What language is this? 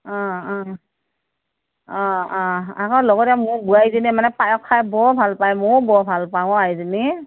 Assamese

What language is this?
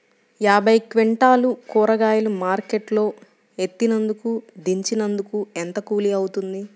Telugu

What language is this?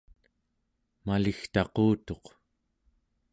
Central Yupik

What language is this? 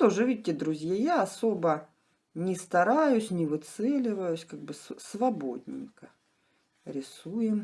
Russian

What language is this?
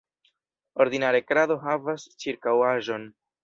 Esperanto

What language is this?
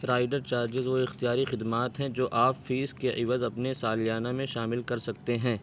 Urdu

